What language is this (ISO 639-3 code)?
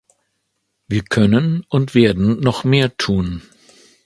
deu